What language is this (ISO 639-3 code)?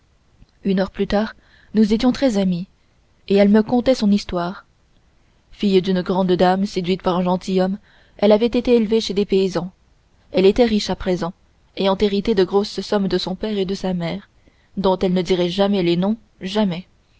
fra